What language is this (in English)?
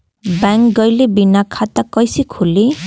Bhojpuri